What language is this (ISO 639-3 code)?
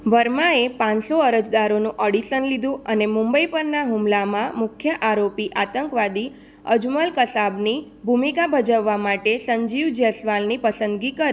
guj